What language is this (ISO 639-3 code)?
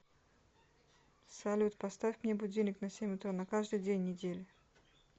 rus